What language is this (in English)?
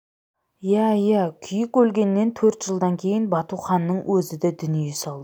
Kazakh